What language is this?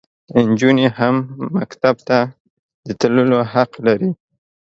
Pashto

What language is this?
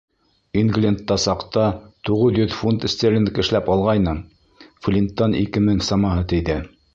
Bashkir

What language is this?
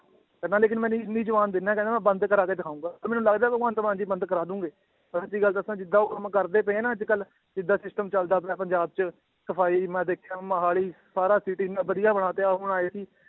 Punjabi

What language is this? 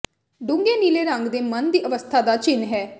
Punjabi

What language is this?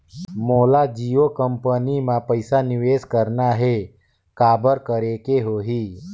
Chhattisgarhi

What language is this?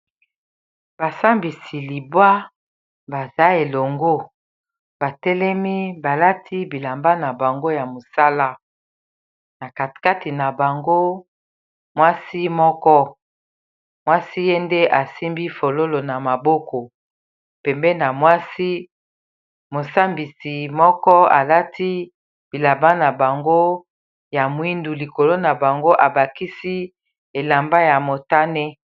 Lingala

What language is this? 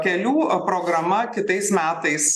Lithuanian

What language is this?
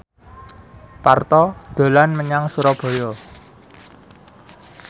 Javanese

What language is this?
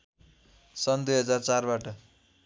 Nepali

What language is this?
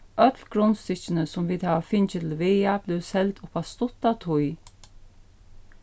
Faroese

